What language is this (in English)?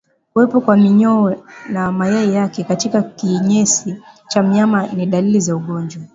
Swahili